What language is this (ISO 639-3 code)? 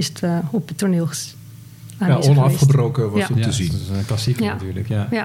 nld